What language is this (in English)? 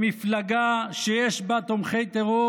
Hebrew